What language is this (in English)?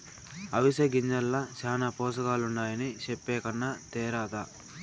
Telugu